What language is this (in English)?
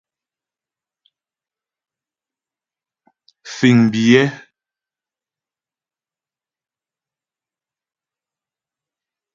Ghomala